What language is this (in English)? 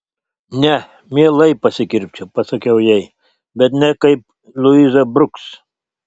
Lithuanian